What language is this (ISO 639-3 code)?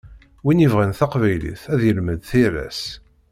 kab